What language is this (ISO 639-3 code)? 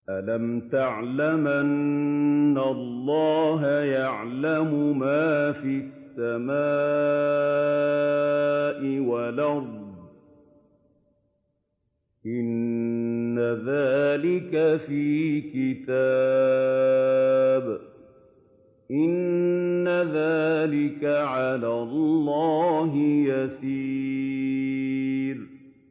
ara